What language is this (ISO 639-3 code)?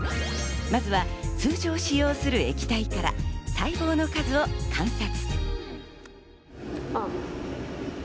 jpn